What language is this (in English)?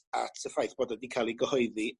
Welsh